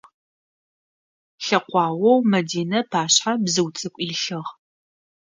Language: Adyghe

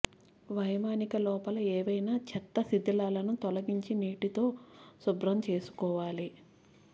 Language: Telugu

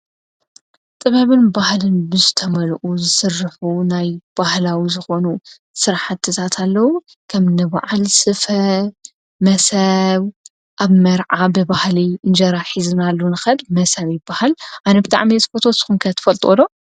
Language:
Tigrinya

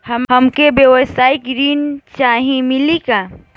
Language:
Bhojpuri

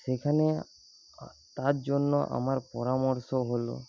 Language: Bangla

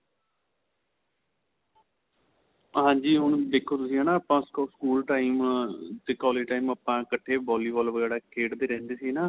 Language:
Punjabi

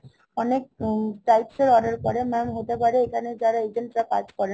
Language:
Bangla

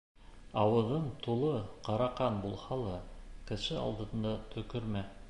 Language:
Bashkir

